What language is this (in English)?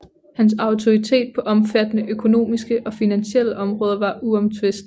Danish